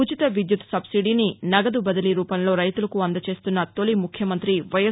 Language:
Telugu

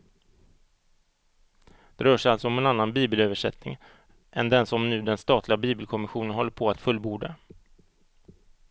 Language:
Swedish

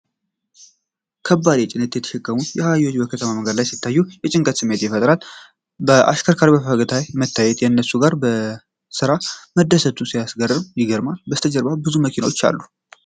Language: Amharic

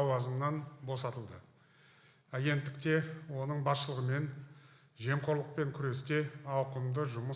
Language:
Turkish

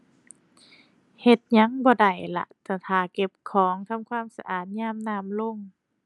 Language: Thai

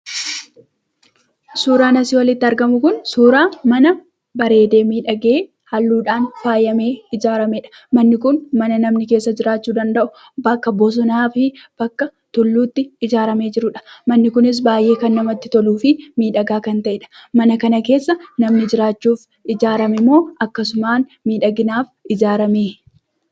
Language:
Oromo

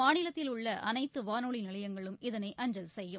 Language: Tamil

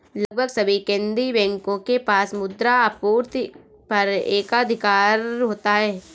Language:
Hindi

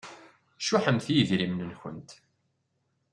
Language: Kabyle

